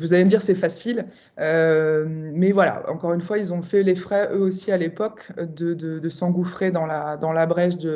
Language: French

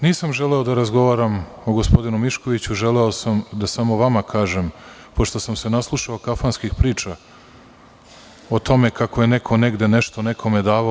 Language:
Serbian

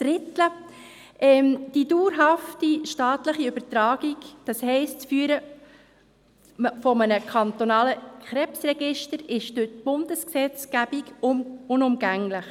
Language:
Swiss German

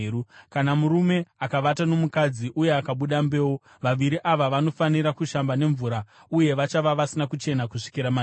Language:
Shona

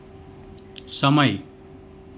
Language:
Gujarati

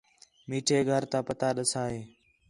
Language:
Khetrani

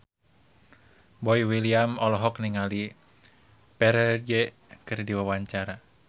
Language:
Sundanese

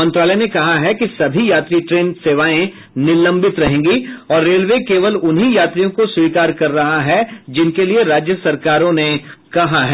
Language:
Hindi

